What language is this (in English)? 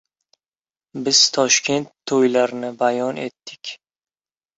Uzbek